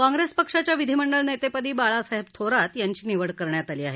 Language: Marathi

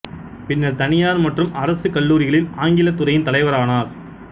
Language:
Tamil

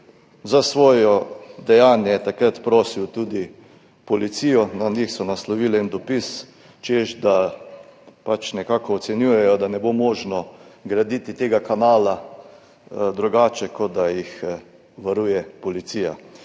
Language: Slovenian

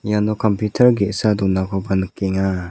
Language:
Garo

